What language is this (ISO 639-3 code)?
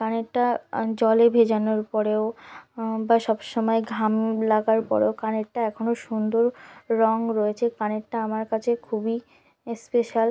ben